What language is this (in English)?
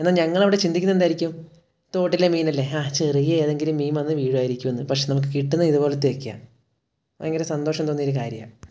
Malayalam